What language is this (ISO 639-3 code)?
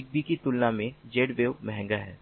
hin